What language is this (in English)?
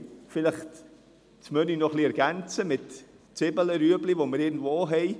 Swiss German